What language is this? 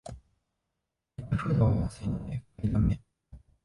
Japanese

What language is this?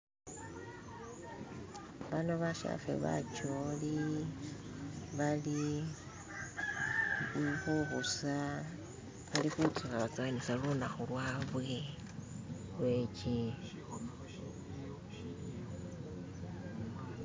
Masaaba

